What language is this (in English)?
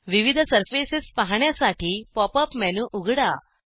Marathi